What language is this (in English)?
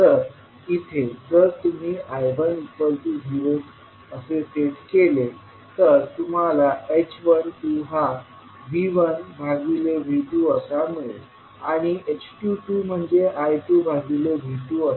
Marathi